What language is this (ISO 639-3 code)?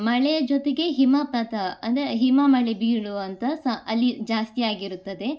kan